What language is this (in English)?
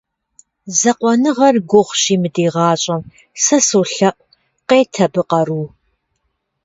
Kabardian